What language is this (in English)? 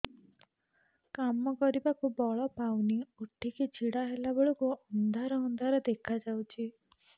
Odia